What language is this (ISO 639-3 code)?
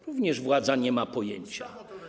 pol